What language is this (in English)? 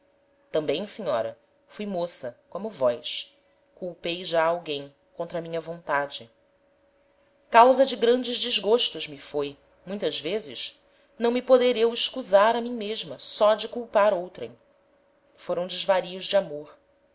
Portuguese